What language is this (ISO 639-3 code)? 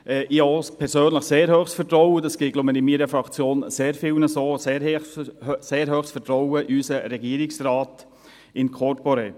gsw